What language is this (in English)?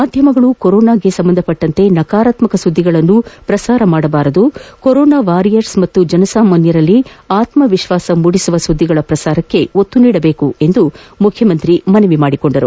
Kannada